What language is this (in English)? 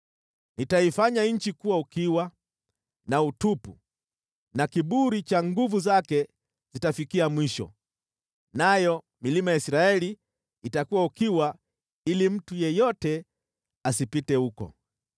Swahili